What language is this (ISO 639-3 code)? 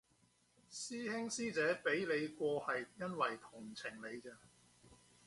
yue